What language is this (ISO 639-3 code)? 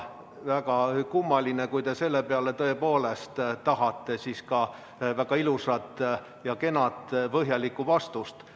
est